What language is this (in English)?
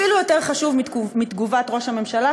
Hebrew